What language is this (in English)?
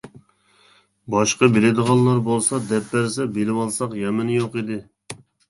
Uyghur